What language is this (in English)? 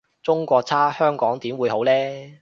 Cantonese